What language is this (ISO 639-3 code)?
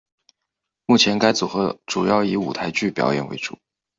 zho